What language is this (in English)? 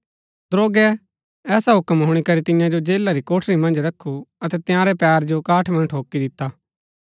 Gaddi